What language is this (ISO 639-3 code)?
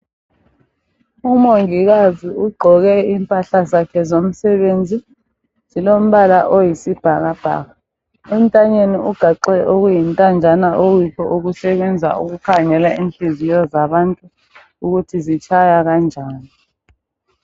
nde